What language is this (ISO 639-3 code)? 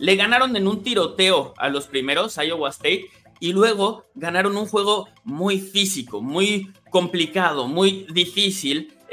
spa